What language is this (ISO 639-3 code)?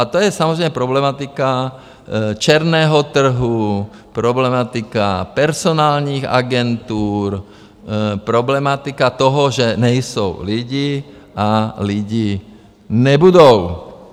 ces